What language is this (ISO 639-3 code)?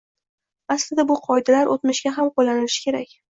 uzb